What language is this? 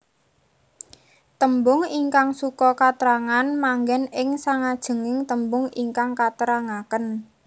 Javanese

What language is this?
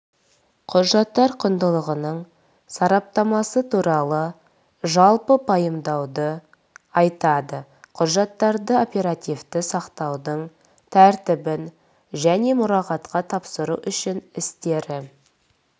Kazakh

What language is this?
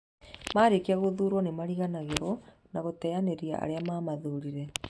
Kikuyu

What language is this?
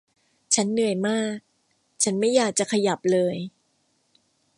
Thai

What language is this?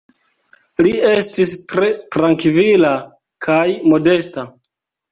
Esperanto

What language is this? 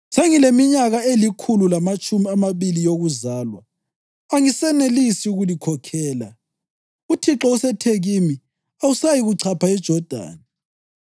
North Ndebele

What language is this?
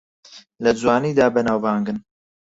Central Kurdish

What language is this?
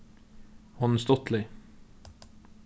Faroese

